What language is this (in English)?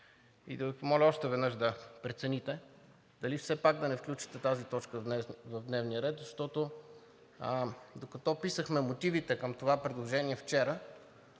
Bulgarian